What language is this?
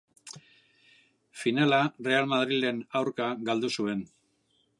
Basque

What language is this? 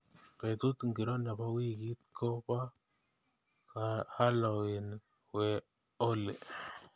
Kalenjin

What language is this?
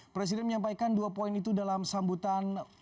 Indonesian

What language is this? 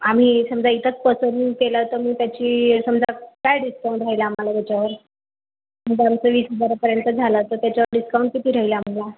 Marathi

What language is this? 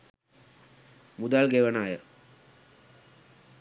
Sinhala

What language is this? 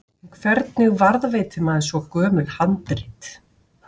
Icelandic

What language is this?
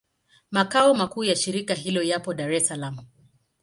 Swahili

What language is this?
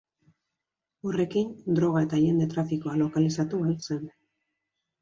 Basque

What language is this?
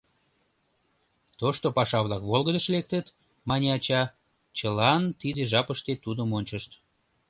Mari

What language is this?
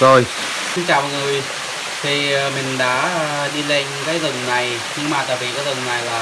Vietnamese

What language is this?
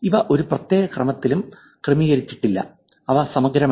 Malayalam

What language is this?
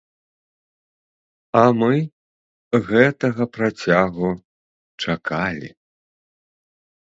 Belarusian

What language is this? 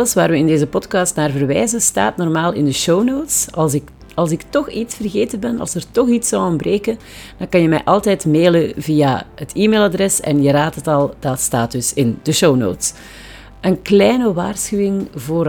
Dutch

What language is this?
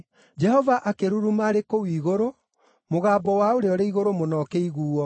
Kikuyu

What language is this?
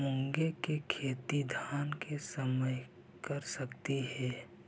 Magahi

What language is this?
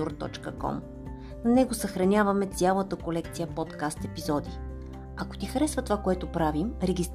Bulgarian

